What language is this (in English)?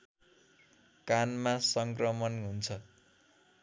Nepali